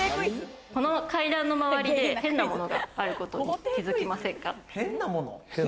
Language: Japanese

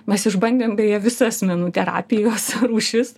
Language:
Lithuanian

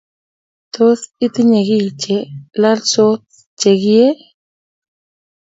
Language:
Kalenjin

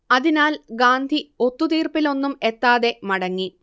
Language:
Malayalam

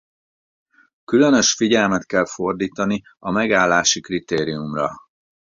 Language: Hungarian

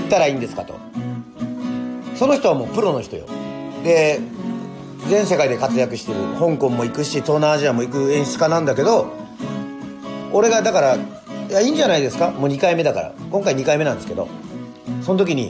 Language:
Japanese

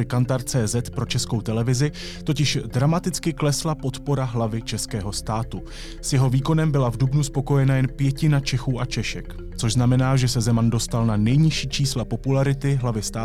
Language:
Czech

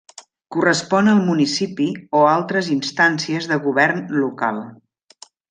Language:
Catalan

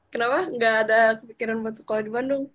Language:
Indonesian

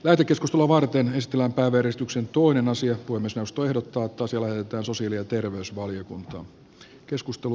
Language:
Finnish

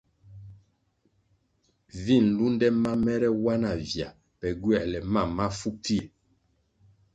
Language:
Kwasio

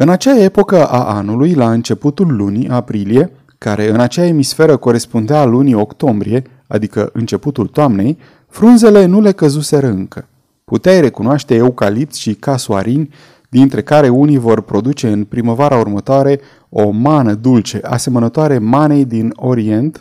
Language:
Romanian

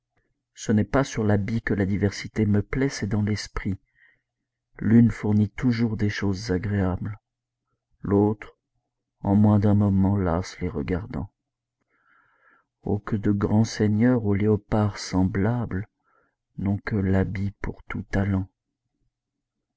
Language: French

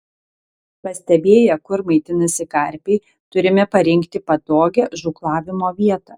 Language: Lithuanian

